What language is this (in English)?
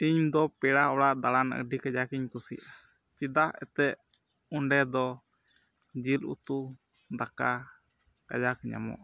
Santali